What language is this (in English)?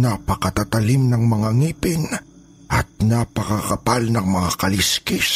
Filipino